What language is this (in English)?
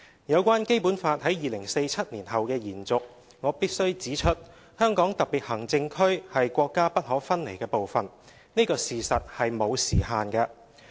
Cantonese